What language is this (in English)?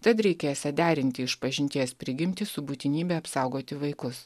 Lithuanian